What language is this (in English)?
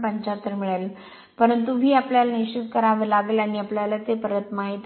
Marathi